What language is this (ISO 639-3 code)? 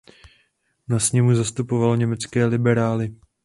ces